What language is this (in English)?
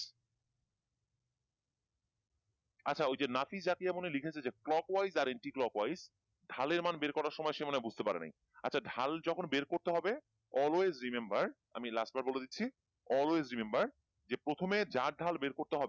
Bangla